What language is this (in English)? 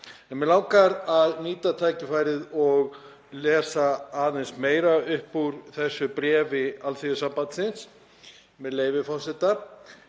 Icelandic